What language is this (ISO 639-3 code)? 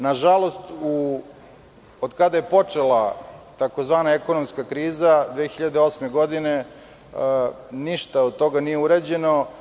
srp